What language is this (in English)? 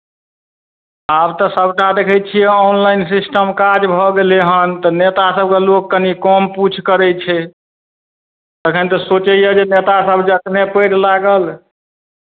Maithili